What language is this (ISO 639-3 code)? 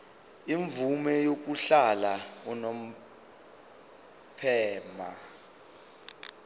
zul